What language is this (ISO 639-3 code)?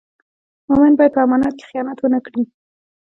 pus